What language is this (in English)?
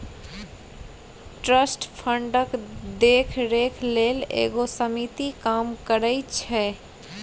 Maithili